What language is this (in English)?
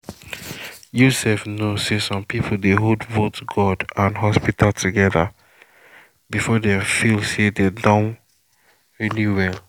Nigerian Pidgin